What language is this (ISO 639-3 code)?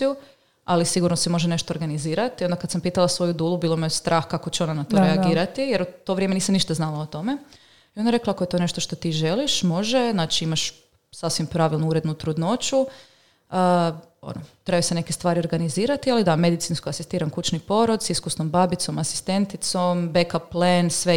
hrv